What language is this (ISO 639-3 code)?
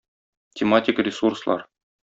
tat